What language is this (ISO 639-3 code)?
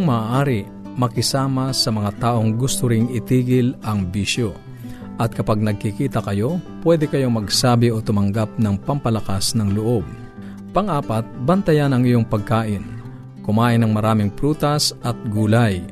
fil